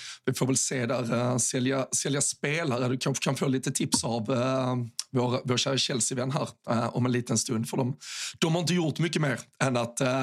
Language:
Swedish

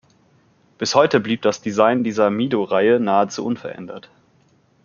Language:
German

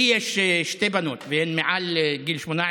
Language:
Hebrew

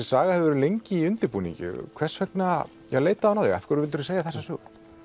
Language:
Icelandic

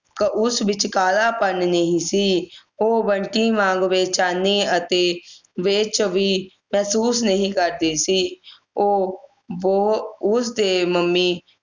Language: Punjabi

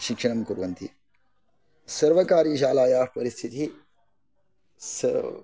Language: Sanskrit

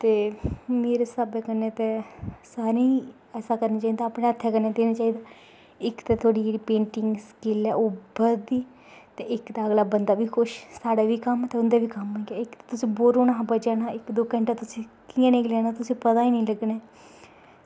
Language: Dogri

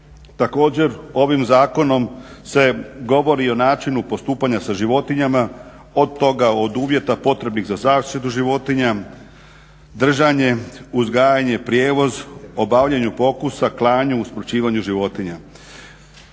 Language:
Croatian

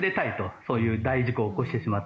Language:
Japanese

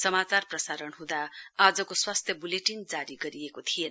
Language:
Nepali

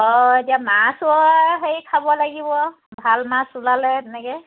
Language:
Assamese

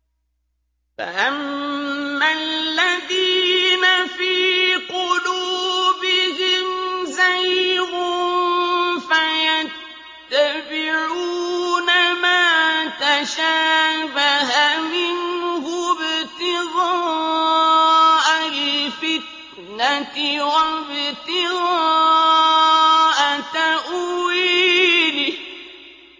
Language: Arabic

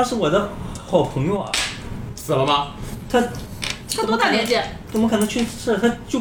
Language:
Chinese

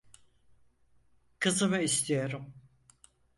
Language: Turkish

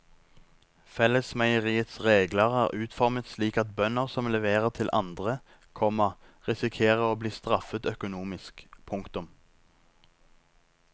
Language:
Norwegian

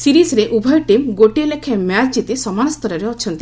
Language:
Odia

